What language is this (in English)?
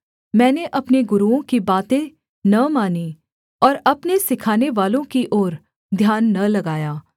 Hindi